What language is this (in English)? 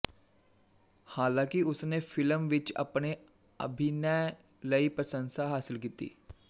Punjabi